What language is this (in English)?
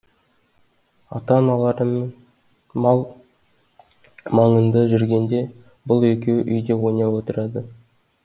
Kazakh